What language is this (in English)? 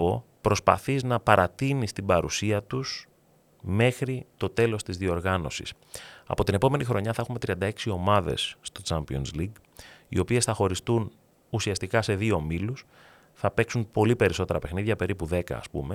Greek